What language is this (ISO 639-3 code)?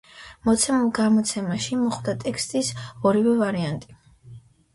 kat